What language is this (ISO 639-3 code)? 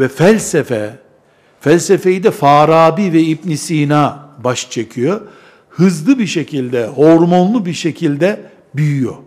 tur